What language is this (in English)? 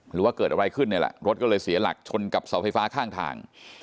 Thai